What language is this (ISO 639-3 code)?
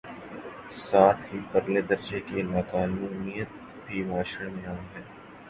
urd